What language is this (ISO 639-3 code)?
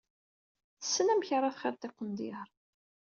kab